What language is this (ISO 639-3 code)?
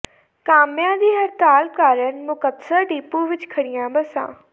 pan